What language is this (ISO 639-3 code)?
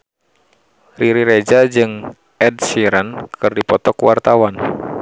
sun